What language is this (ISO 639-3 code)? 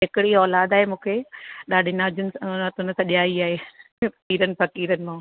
snd